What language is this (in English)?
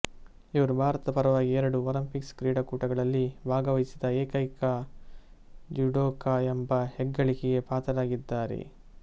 Kannada